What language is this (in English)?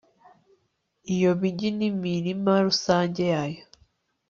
Kinyarwanda